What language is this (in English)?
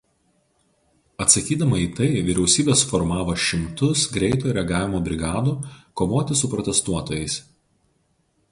Lithuanian